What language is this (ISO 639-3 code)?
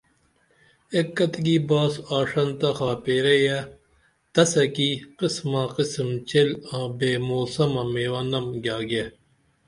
dml